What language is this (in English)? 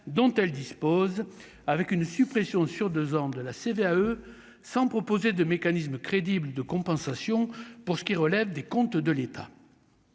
French